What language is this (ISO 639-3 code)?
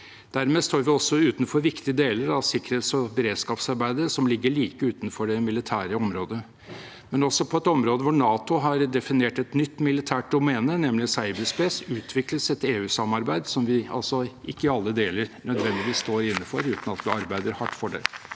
nor